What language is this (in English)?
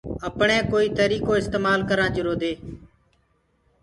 Gurgula